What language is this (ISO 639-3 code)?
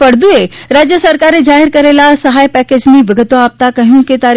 guj